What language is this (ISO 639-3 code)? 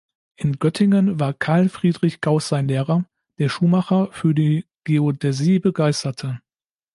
deu